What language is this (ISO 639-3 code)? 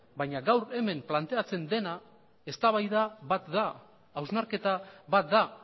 eus